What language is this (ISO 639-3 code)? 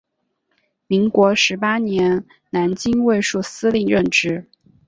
zho